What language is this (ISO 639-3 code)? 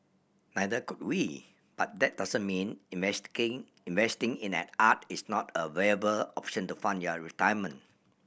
eng